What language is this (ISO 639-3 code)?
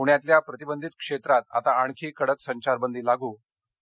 mar